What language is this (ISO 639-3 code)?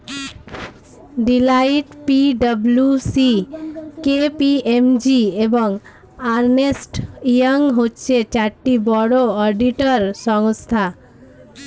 ben